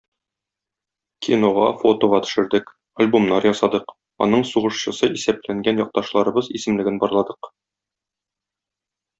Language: Tatar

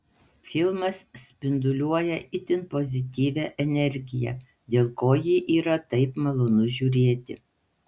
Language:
Lithuanian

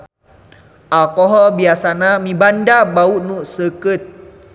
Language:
Sundanese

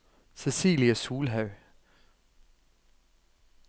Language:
Norwegian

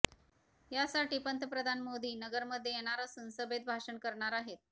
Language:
Marathi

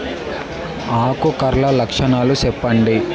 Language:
Telugu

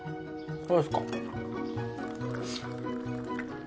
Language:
Japanese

